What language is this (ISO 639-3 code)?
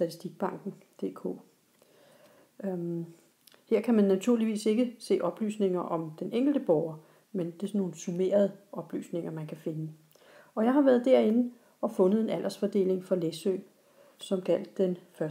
dan